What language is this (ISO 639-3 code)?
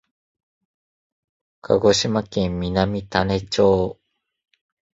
jpn